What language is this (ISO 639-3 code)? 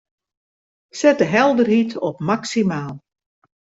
fry